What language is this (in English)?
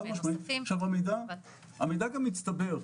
Hebrew